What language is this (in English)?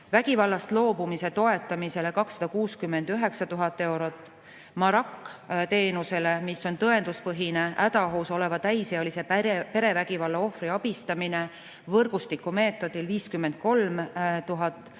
Estonian